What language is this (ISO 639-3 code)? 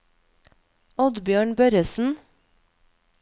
nor